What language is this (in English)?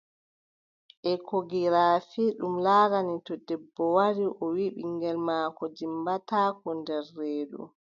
Adamawa Fulfulde